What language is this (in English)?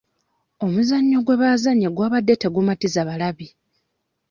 Ganda